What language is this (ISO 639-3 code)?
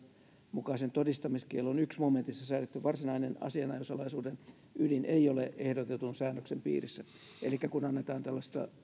fin